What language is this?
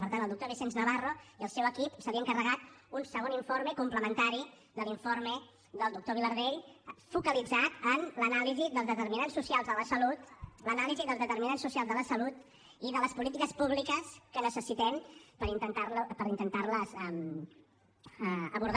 Catalan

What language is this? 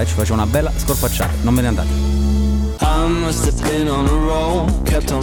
Italian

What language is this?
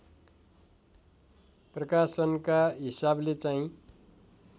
Nepali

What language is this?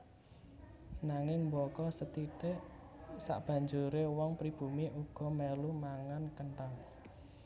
Javanese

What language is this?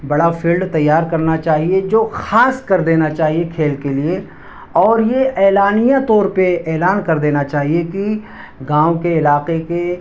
Urdu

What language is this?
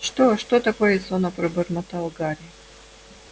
Russian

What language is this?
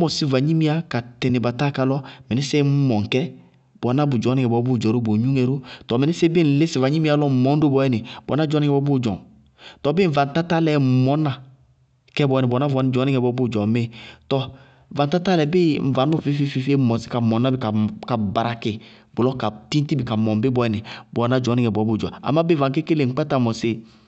Bago-Kusuntu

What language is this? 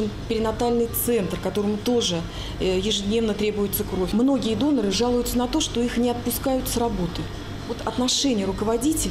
Russian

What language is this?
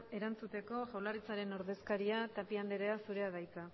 Basque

